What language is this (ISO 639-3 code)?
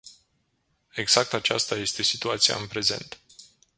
ron